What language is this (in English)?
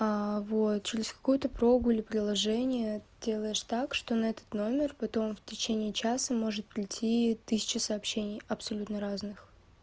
Russian